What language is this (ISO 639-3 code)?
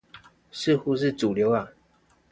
zho